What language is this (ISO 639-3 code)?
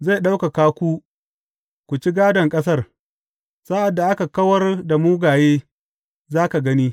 hau